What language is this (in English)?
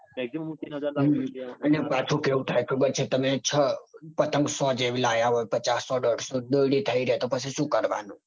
Gujarati